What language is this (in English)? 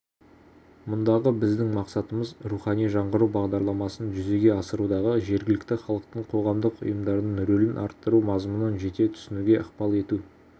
Kazakh